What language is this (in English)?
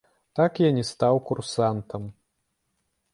Belarusian